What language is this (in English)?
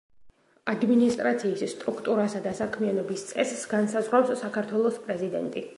Georgian